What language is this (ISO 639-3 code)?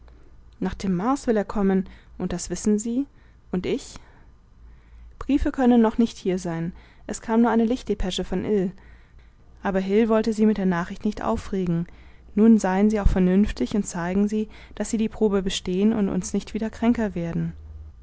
deu